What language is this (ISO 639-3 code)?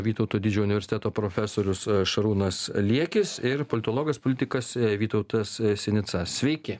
lit